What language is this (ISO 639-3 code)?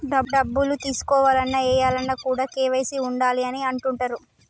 tel